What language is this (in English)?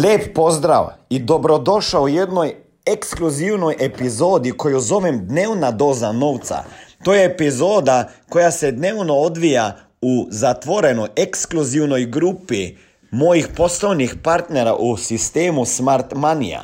Croatian